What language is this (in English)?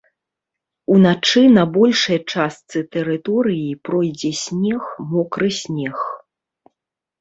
Belarusian